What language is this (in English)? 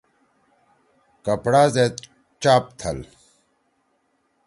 Torwali